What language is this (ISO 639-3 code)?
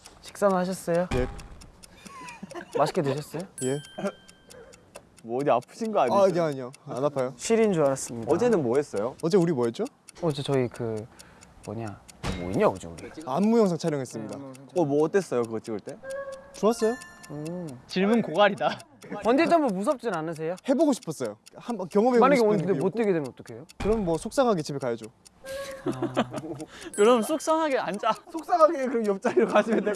kor